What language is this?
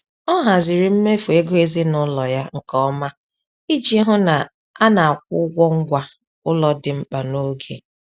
Igbo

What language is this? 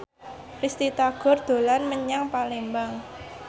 Javanese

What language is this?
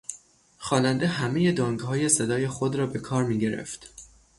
Persian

